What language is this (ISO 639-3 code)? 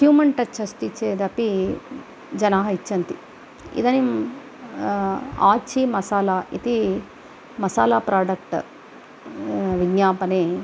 san